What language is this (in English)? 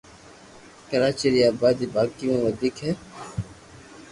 Loarki